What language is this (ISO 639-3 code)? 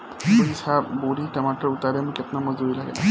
bho